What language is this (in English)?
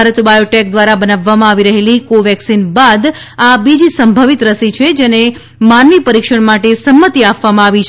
Gujarati